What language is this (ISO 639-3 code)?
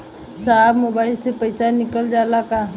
bho